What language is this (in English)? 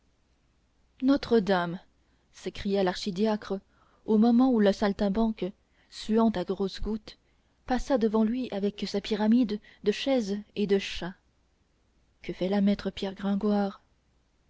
French